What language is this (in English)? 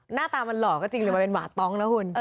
Thai